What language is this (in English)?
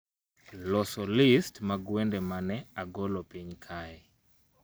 Luo (Kenya and Tanzania)